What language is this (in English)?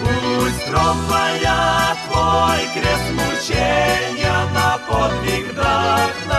Russian